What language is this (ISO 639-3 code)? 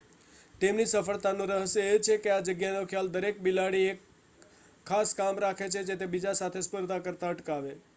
guj